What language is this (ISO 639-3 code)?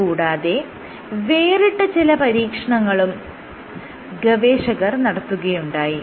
mal